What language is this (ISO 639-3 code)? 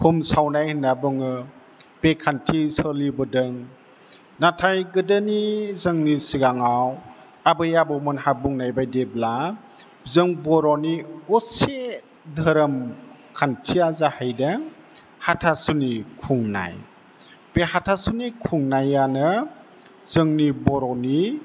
brx